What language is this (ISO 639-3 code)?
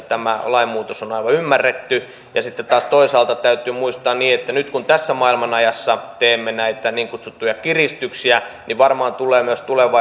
fin